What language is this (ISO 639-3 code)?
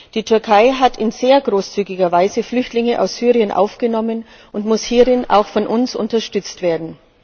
deu